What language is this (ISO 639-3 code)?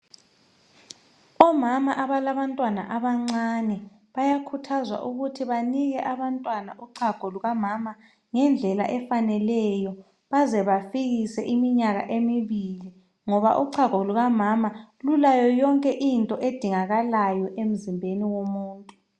nde